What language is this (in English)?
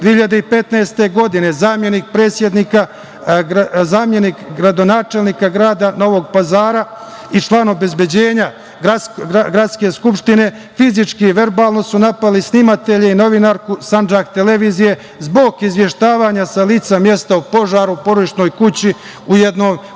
Serbian